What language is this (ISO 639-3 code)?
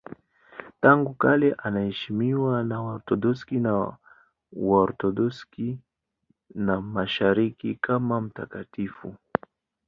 swa